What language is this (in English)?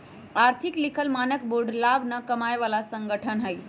Magahi